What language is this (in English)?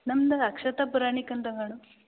Kannada